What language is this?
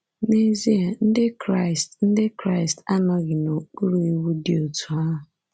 Igbo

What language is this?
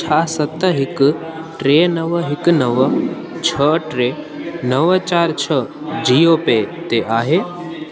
Sindhi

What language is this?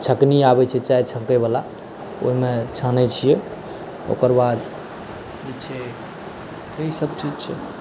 Maithili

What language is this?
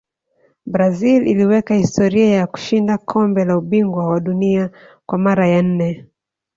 Swahili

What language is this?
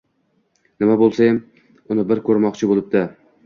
Uzbek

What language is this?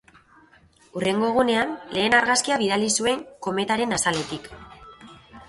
Basque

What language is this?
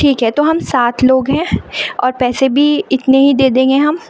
Urdu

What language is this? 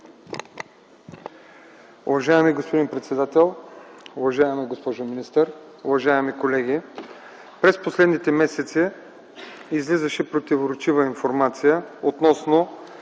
Bulgarian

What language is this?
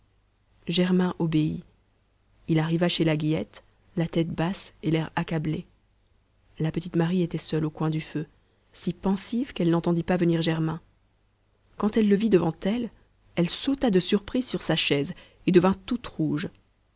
French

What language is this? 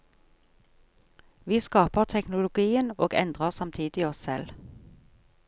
Norwegian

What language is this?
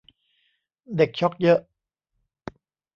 Thai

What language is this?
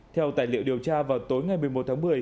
Vietnamese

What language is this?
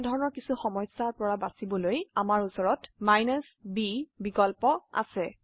Assamese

